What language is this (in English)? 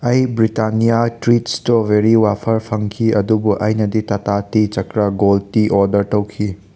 Manipuri